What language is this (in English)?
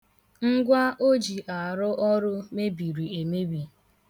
Igbo